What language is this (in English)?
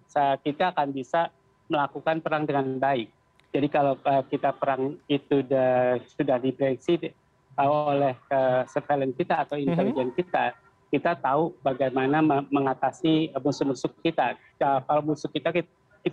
Indonesian